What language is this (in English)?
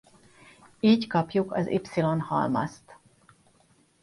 Hungarian